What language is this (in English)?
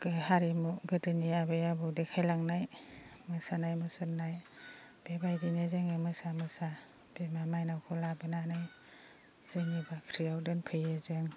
Bodo